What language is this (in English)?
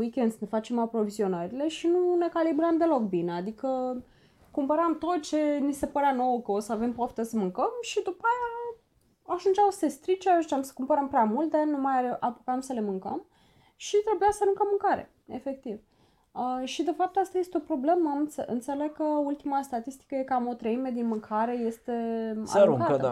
Romanian